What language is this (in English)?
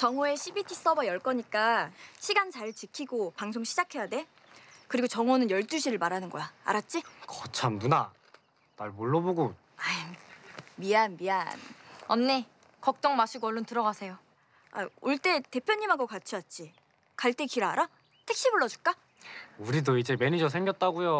Korean